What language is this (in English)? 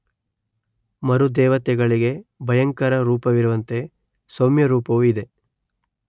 Kannada